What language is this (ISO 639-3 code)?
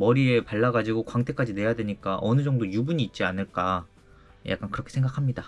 kor